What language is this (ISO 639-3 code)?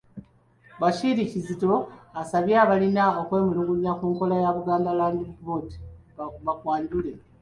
lug